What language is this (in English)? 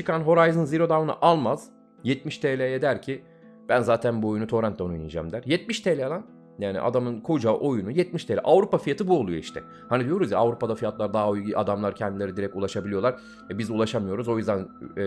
Turkish